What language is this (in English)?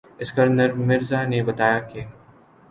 Urdu